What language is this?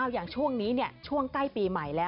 Thai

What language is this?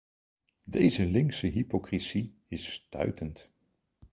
Dutch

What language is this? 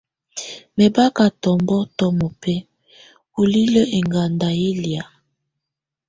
Tunen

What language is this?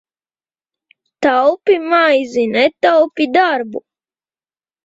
Latvian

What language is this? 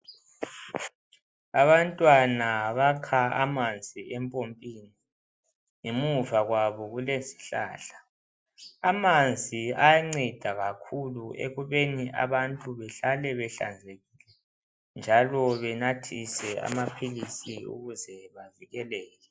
North Ndebele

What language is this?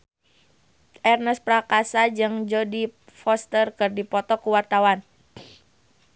Sundanese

